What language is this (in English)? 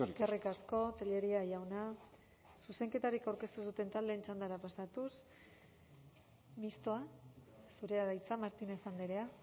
Basque